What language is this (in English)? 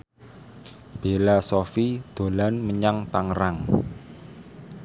Javanese